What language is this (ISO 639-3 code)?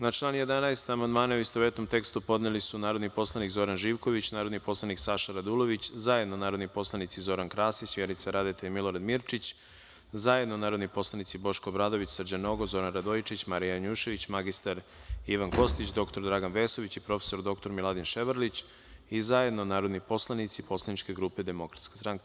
srp